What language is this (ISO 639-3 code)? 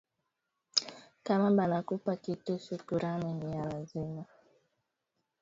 swa